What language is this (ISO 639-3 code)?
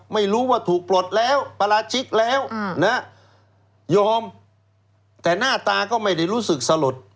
tha